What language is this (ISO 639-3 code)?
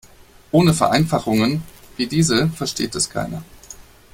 deu